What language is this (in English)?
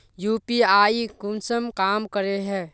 Magahi